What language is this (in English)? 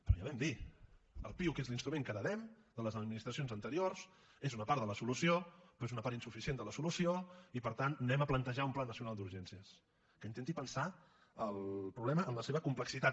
Catalan